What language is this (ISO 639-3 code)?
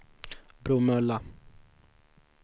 swe